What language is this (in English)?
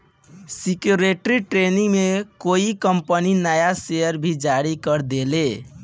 Bhojpuri